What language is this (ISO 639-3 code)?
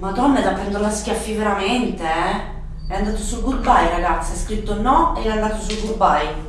ita